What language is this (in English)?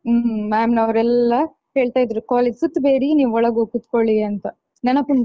Kannada